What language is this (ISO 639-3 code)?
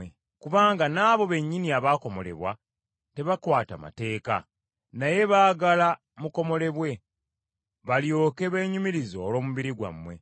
lug